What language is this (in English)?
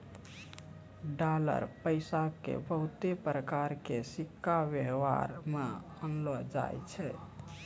Maithili